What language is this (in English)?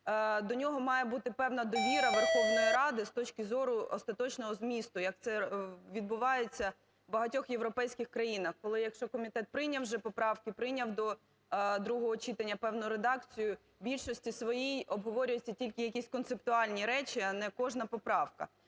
Ukrainian